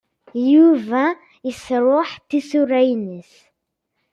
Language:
Kabyle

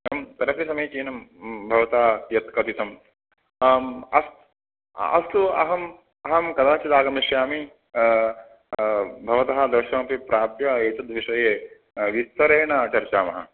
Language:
Sanskrit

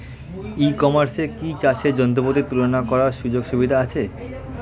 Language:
Bangla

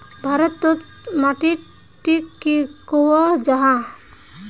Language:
Magahi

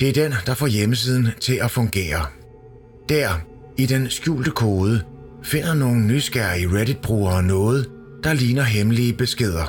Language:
Danish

